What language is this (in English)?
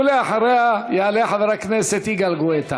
Hebrew